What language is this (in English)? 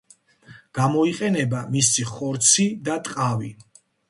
Georgian